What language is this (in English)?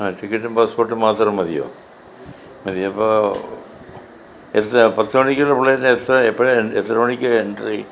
Malayalam